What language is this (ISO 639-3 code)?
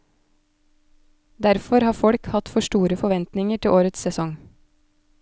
nor